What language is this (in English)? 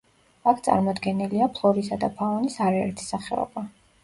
Georgian